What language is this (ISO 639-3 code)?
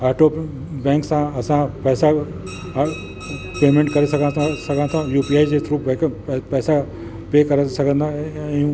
snd